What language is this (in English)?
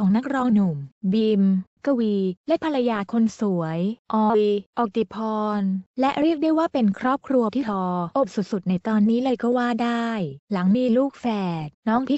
Thai